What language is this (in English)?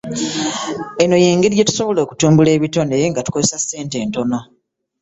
Ganda